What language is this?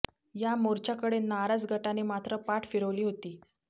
Marathi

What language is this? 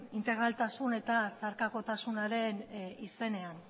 Basque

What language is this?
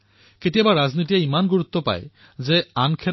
Assamese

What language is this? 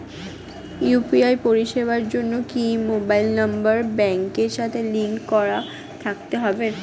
Bangla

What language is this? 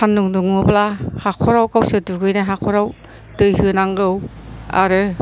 Bodo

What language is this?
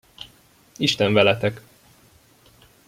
Hungarian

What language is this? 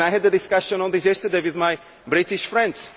English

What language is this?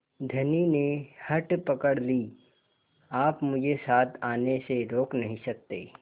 Hindi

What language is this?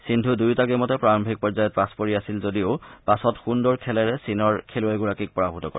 Assamese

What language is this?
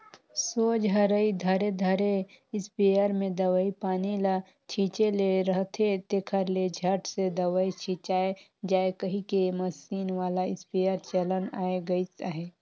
Chhattisgarhi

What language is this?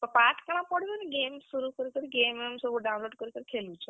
Odia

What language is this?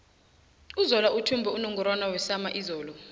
South Ndebele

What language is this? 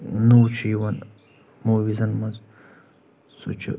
Kashmiri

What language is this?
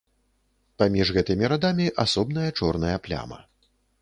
Belarusian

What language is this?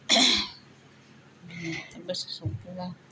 Bodo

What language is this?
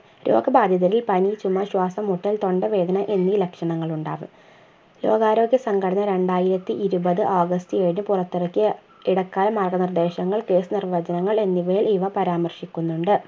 Malayalam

